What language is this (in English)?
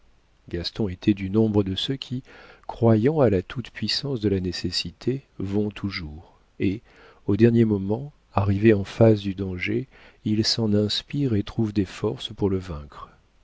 French